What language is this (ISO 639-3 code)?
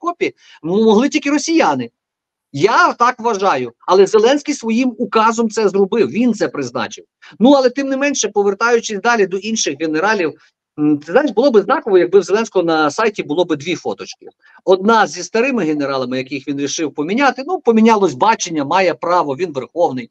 ukr